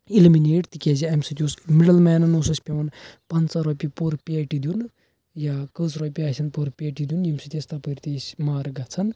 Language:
Kashmiri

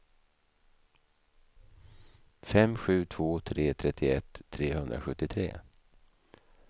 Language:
Swedish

